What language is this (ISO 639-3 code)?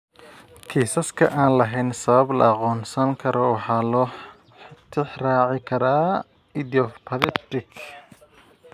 som